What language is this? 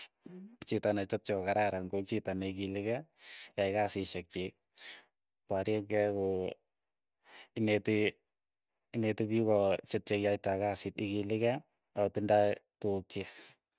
Keiyo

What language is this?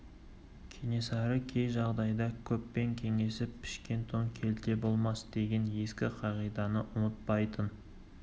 Kazakh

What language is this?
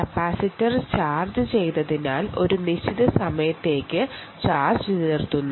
Malayalam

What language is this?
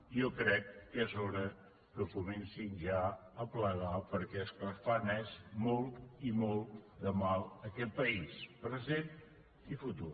Catalan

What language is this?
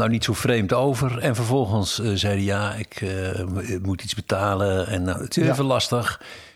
Dutch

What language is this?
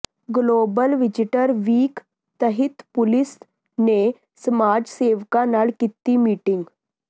Punjabi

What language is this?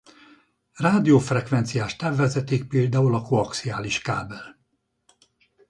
Hungarian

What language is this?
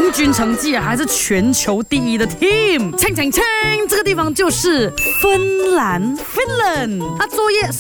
Chinese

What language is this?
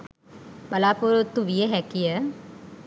Sinhala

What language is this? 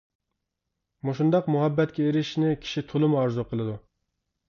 Uyghur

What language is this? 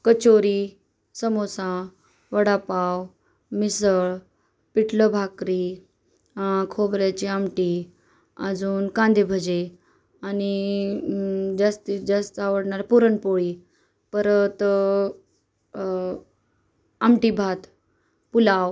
Marathi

